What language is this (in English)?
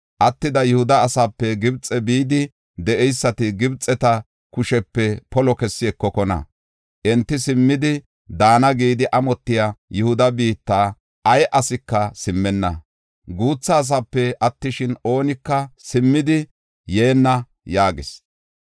Gofa